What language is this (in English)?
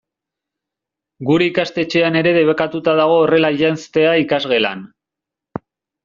Basque